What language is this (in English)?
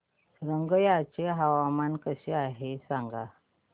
Marathi